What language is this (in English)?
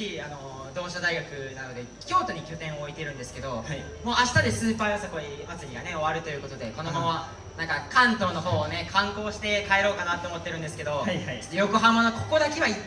Japanese